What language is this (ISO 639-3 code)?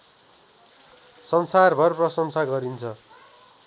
nep